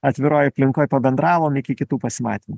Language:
Lithuanian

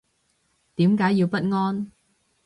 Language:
Cantonese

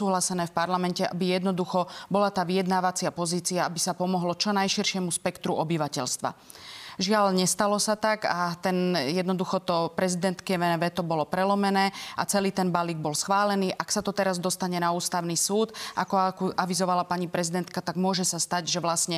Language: Slovak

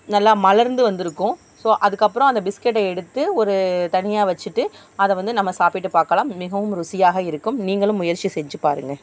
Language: Tamil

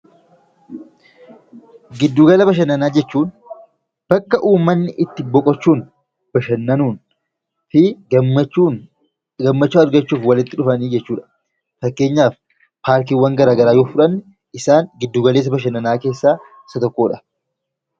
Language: Oromo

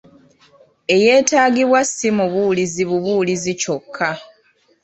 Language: Ganda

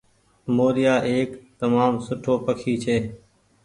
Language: Goaria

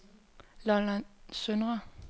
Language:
Danish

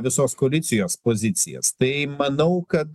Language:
Lithuanian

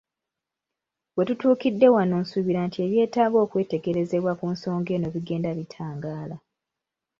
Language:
Ganda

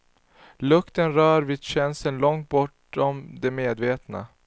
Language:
Swedish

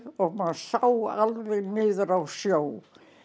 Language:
Icelandic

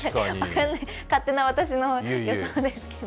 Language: Japanese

